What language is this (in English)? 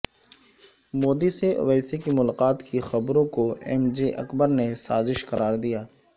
Urdu